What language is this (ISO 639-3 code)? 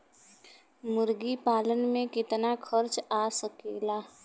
bho